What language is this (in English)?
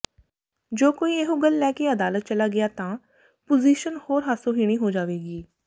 Punjabi